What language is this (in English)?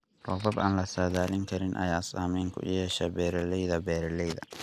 Somali